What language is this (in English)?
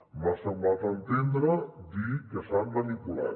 Catalan